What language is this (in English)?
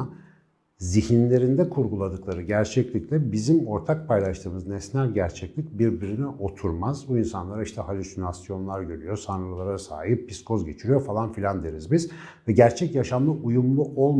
Turkish